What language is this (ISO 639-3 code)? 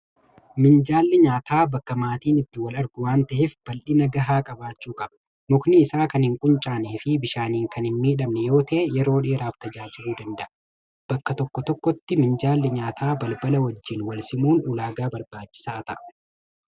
orm